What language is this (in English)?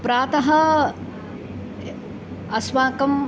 Sanskrit